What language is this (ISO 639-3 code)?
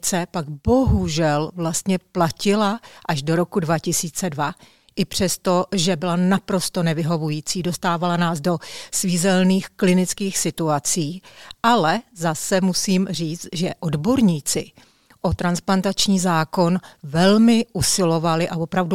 ces